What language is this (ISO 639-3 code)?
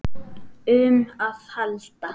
isl